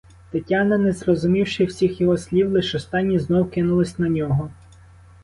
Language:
Ukrainian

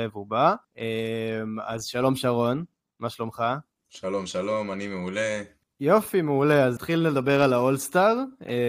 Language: Hebrew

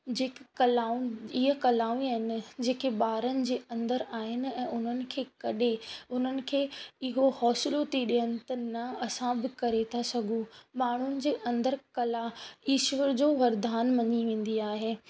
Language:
Sindhi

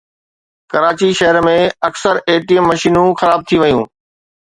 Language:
Sindhi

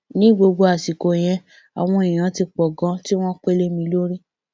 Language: Yoruba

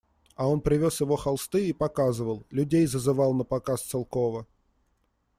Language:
Russian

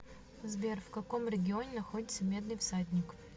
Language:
Russian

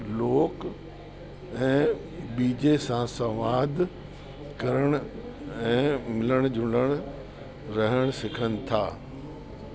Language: Sindhi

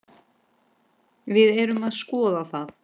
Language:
Icelandic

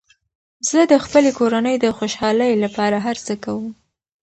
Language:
Pashto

